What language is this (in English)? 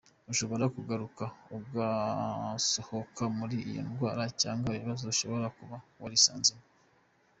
Kinyarwanda